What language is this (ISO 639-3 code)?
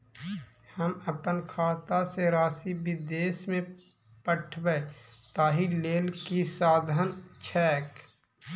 mai